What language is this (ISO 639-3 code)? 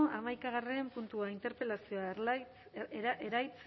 eus